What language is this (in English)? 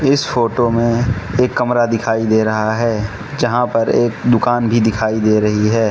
Hindi